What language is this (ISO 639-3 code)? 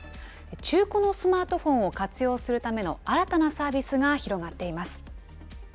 jpn